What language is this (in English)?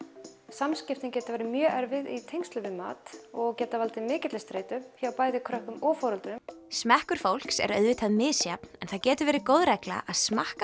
Icelandic